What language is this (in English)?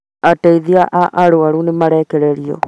Kikuyu